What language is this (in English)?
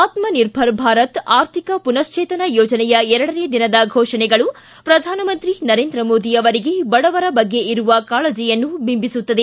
Kannada